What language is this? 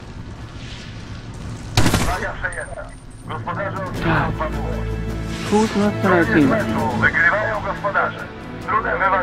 Polish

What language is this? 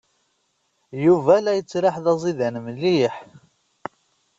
Kabyle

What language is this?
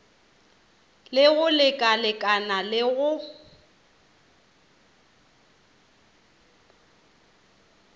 Northern Sotho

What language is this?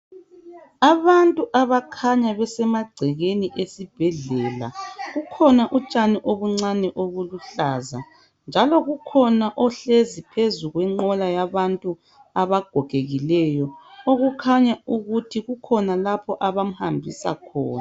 North Ndebele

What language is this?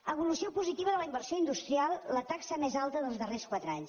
Catalan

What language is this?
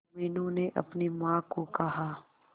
Hindi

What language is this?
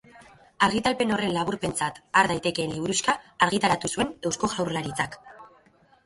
Basque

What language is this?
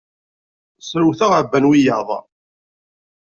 Kabyle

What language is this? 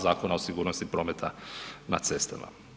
Croatian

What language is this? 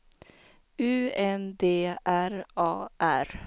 Swedish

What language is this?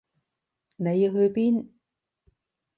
Cantonese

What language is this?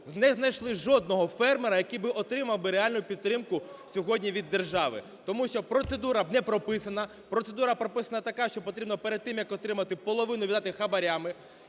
Ukrainian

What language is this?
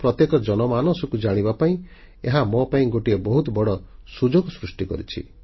Odia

